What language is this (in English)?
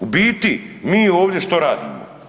Croatian